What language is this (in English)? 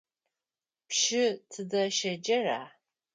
Adyghe